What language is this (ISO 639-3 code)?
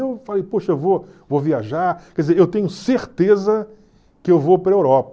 por